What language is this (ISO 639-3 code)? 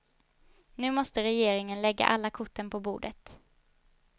swe